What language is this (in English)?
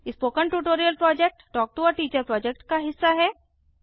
Hindi